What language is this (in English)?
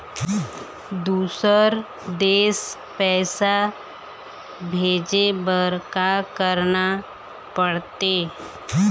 Chhattisgarhi